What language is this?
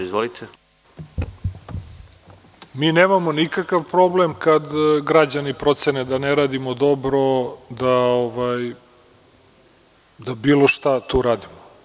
Serbian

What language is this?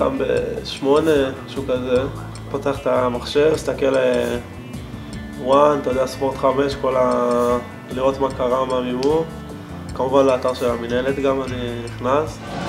Hebrew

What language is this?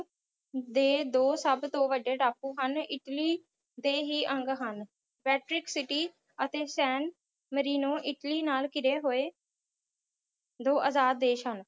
Punjabi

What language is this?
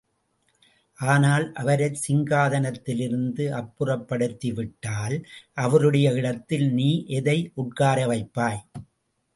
Tamil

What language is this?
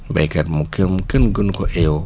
Wolof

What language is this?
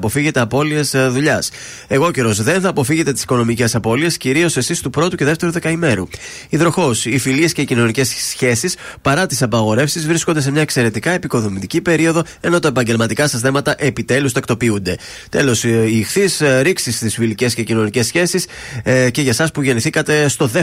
Greek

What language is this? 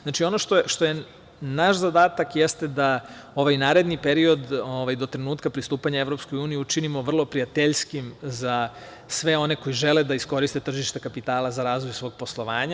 Serbian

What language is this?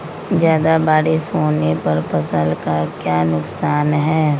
Magahi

